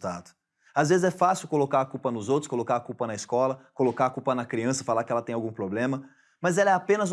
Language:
Portuguese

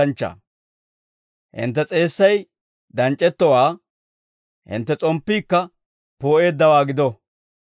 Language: Dawro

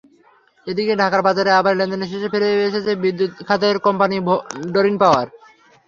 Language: Bangla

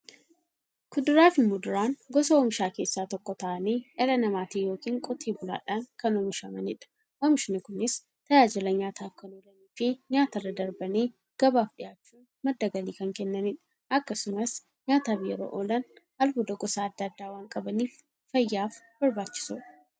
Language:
Oromo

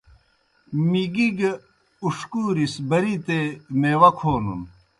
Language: Kohistani Shina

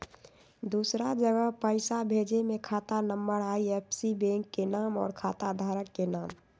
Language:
Magahi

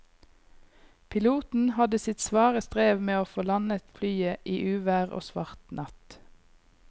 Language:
Norwegian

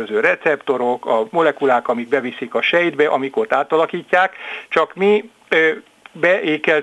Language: Hungarian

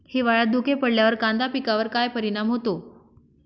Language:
Marathi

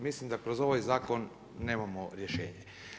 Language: Croatian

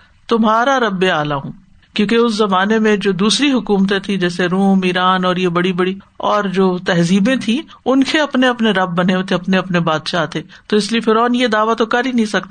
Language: Urdu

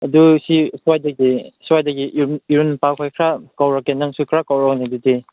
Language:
Manipuri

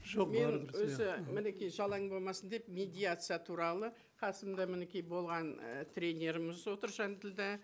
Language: Kazakh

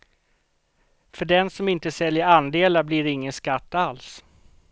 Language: Swedish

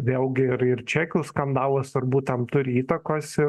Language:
Lithuanian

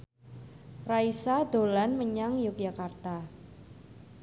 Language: Javanese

